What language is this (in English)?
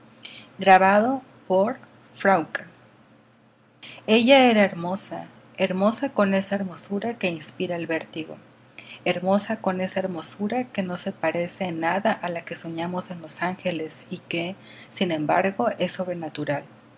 Spanish